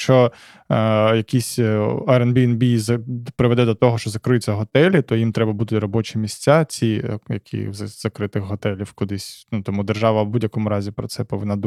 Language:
Ukrainian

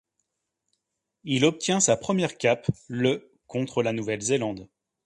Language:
French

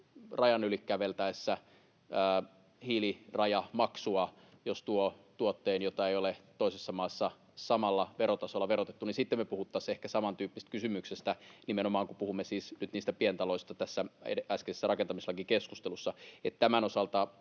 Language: Finnish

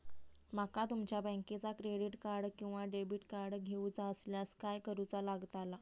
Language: Marathi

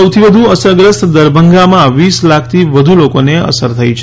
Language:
Gujarati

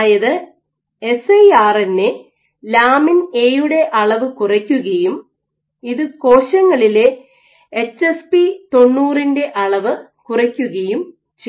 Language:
Malayalam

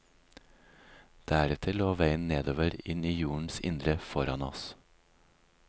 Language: Norwegian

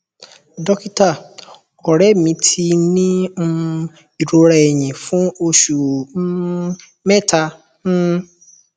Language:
Yoruba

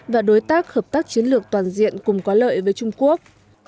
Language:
Vietnamese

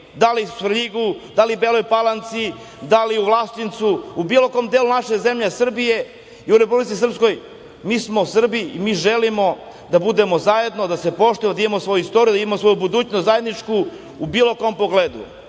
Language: Serbian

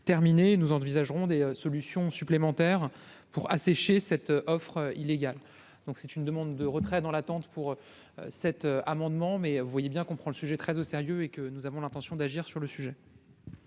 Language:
French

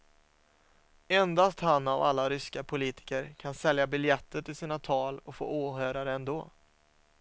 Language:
Swedish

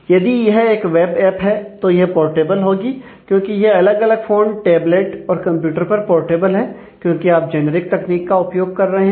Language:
Hindi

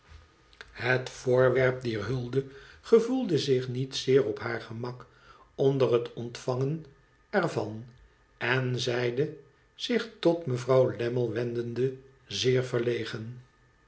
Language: Dutch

